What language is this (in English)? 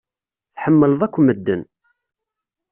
Kabyle